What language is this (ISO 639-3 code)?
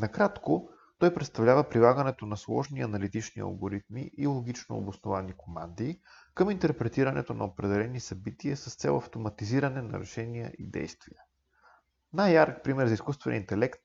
bul